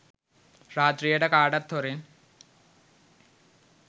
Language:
Sinhala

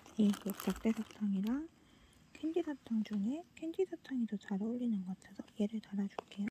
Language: Korean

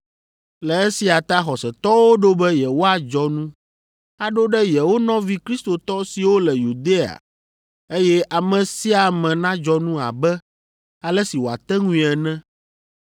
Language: Ewe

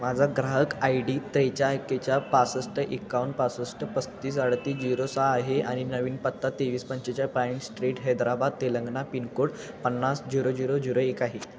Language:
Marathi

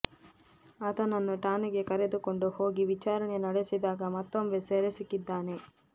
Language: Kannada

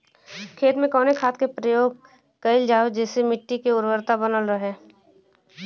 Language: Bhojpuri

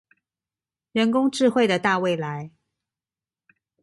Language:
Chinese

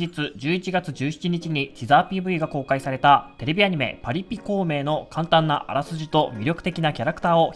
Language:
Japanese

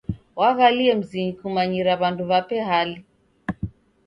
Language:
Taita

